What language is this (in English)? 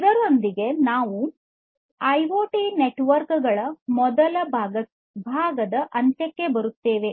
Kannada